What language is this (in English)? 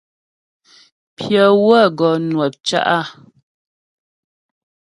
Ghomala